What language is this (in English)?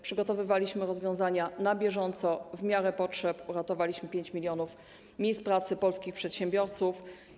Polish